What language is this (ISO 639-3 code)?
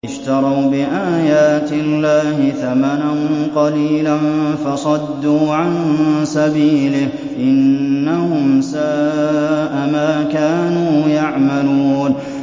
ara